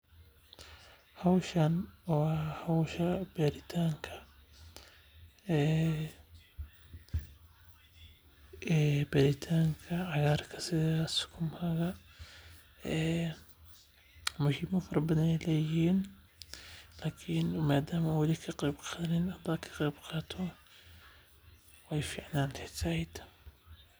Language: Somali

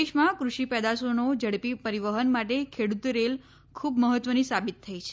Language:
Gujarati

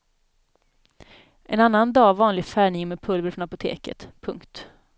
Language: Swedish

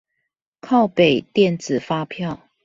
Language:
Chinese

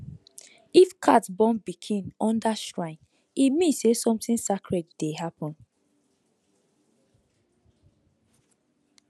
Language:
Nigerian Pidgin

